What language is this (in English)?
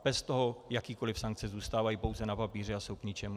Czech